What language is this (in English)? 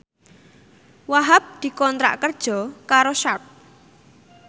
Javanese